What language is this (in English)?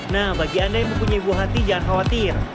Indonesian